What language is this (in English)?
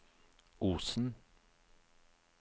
Norwegian